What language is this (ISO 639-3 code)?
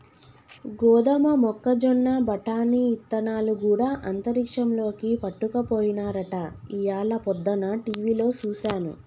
tel